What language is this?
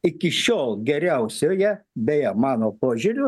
Lithuanian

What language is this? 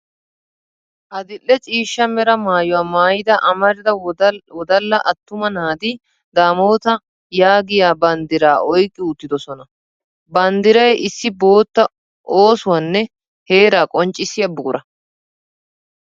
Wolaytta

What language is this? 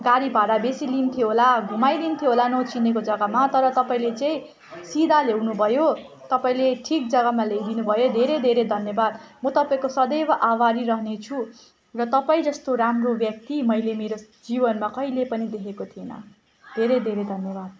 Nepali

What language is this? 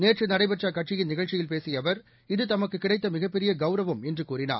Tamil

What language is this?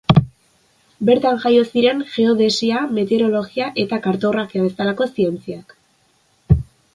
Basque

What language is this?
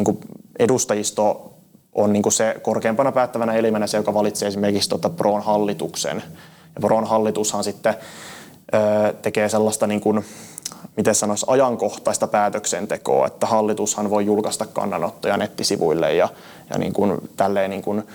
Finnish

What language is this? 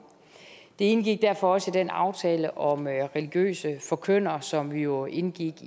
Danish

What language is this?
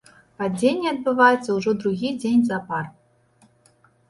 Belarusian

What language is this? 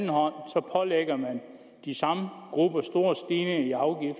Danish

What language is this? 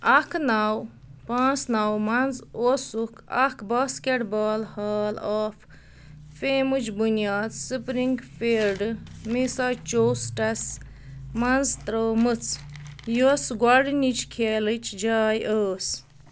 Kashmiri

